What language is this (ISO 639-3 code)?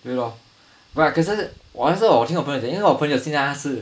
eng